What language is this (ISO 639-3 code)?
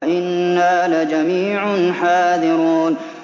ara